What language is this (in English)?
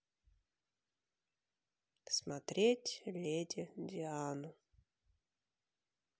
Russian